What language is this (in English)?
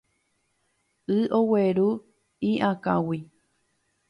Guarani